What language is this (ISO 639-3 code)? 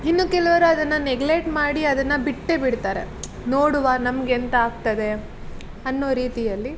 kan